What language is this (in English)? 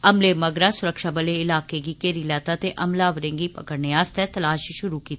Dogri